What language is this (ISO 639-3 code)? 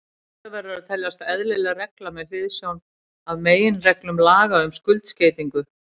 isl